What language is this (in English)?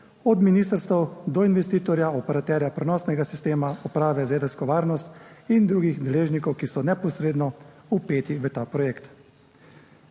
Slovenian